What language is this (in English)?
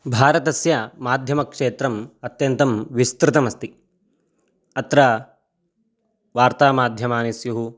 Sanskrit